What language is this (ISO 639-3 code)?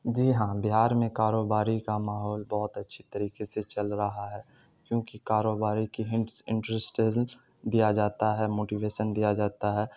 urd